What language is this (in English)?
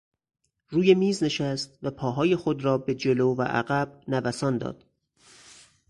Persian